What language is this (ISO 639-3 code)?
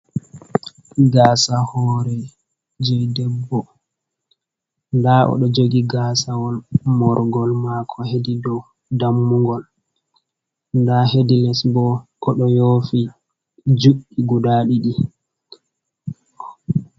ful